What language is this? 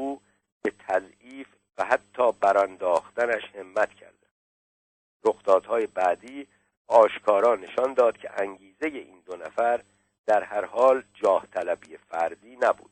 Persian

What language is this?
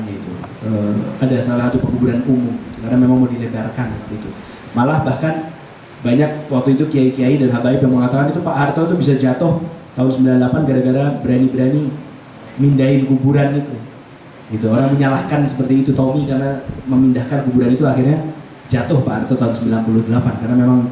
Indonesian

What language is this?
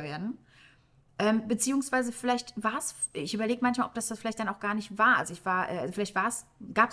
German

